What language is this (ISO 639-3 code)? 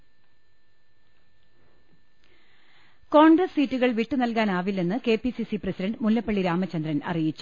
mal